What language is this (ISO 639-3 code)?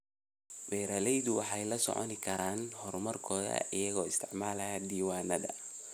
som